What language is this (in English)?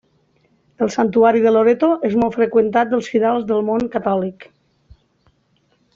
Catalan